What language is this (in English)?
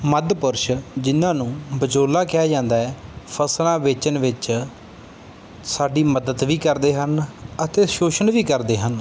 Punjabi